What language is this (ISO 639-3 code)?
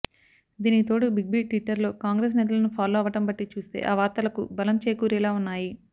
tel